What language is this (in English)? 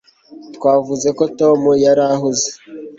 Kinyarwanda